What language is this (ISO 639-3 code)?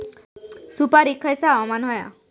mar